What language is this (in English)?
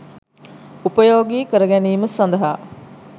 Sinhala